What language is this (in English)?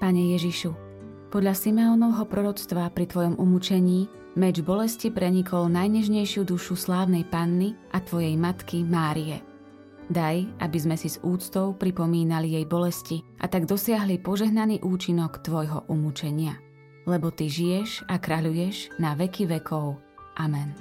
Slovak